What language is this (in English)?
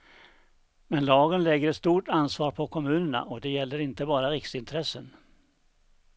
Swedish